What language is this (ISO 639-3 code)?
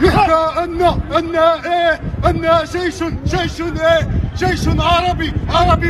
ara